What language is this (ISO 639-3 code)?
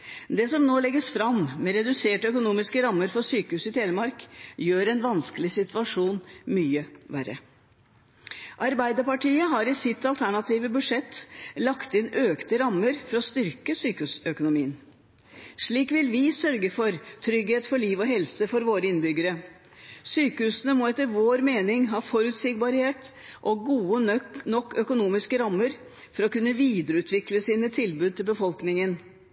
nob